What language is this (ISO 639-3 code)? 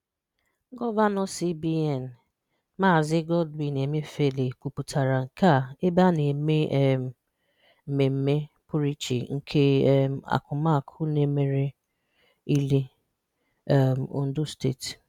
ibo